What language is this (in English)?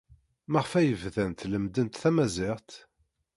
Kabyle